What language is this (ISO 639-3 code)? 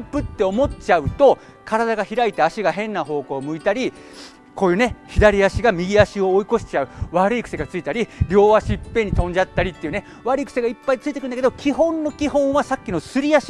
jpn